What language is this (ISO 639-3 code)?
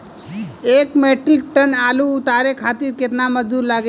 bho